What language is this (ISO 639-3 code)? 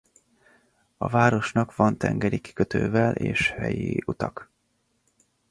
hun